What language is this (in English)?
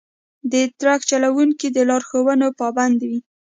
Pashto